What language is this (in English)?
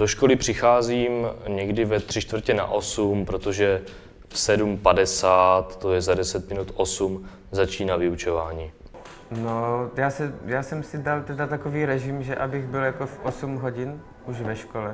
Czech